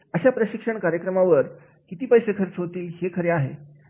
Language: Marathi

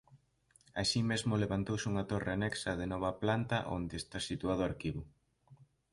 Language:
Galician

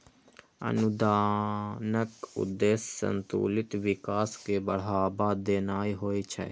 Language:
Maithili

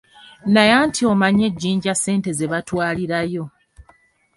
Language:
Ganda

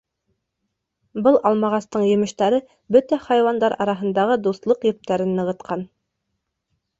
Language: Bashkir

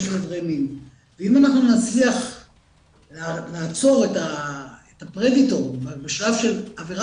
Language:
Hebrew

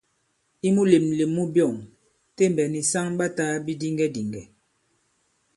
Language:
Bankon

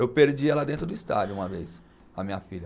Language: Portuguese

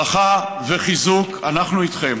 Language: Hebrew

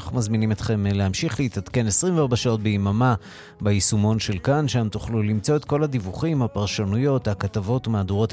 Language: Hebrew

